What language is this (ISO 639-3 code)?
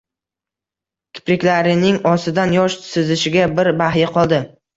uzb